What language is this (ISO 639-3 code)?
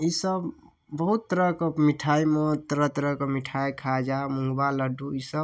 mai